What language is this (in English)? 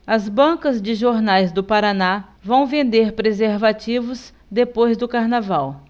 Portuguese